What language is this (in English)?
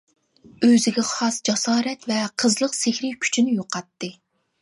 Uyghur